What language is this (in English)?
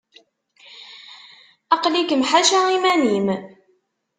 Kabyle